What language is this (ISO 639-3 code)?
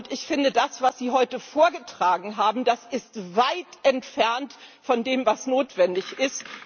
deu